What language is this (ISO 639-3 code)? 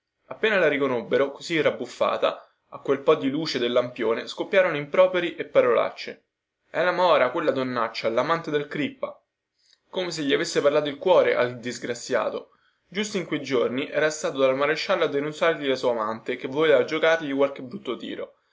ita